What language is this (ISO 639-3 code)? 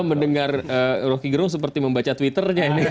ind